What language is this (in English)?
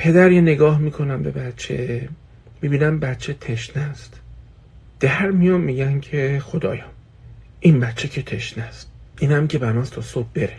Persian